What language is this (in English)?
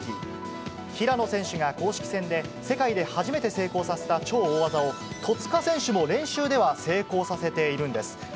Japanese